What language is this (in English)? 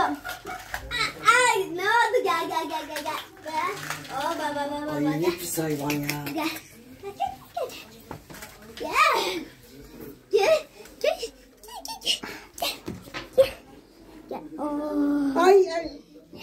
Turkish